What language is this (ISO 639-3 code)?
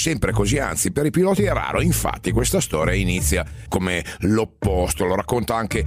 ita